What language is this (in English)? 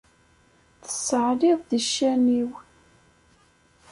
Kabyle